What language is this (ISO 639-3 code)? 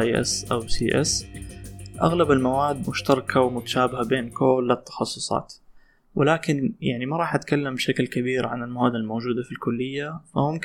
ara